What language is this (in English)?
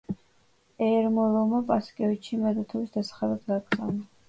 Georgian